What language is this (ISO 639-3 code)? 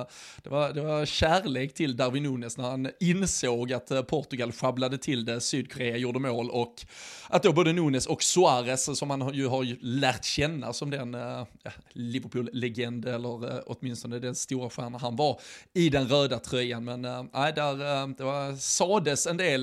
swe